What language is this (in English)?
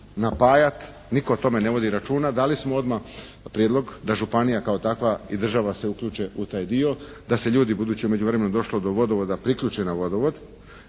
Croatian